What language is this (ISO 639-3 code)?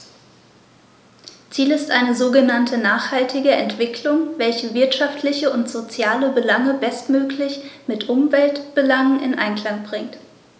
deu